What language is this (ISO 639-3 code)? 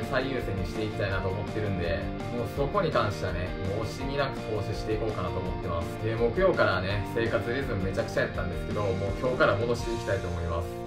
jpn